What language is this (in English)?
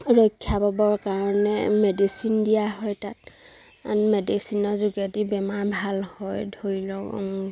Assamese